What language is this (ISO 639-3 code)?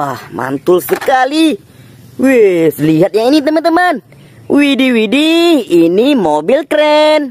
ind